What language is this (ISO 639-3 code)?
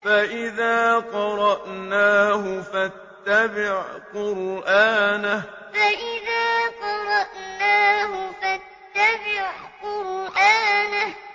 ara